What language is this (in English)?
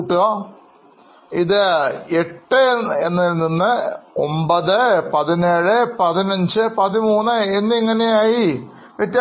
Malayalam